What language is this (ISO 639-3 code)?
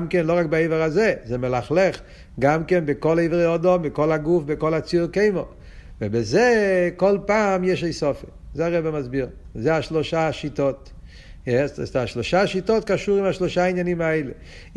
heb